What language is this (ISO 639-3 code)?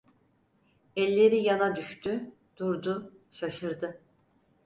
tur